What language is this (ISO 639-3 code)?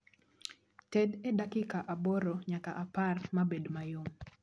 luo